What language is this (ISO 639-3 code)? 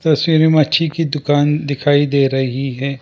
hin